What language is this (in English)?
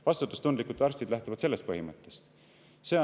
Estonian